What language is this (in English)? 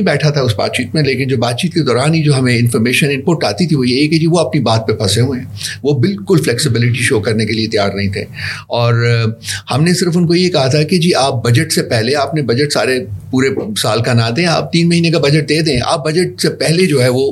Urdu